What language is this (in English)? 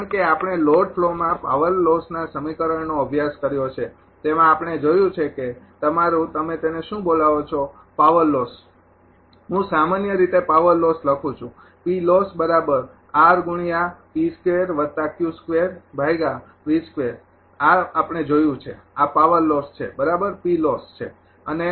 Gujarati